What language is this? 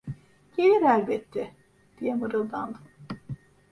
Turkish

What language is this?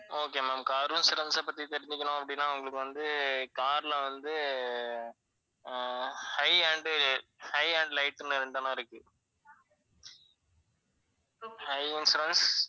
Tamil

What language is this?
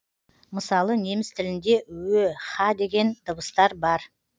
Kazakh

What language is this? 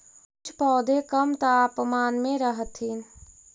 Magahi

